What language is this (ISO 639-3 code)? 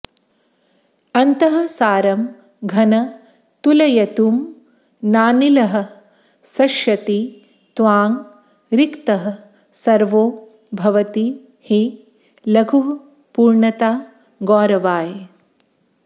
san